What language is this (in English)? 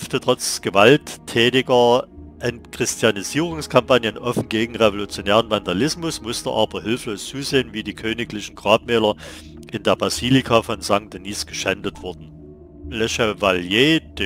German